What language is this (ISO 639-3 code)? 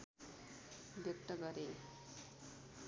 nep